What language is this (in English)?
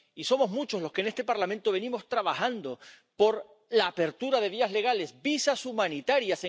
Spanish